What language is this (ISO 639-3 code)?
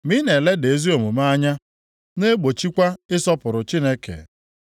ibo